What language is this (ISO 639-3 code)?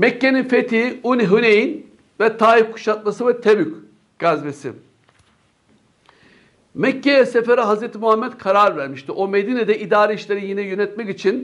tur